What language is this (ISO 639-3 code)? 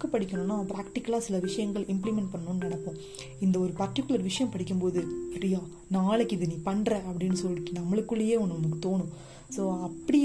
tam